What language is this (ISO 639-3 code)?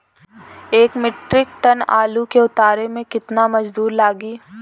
bho